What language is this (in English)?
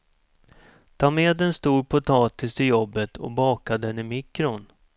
Swedish